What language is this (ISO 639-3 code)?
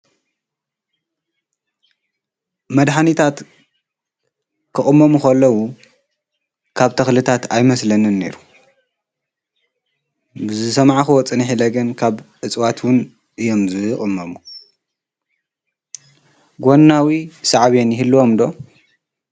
tir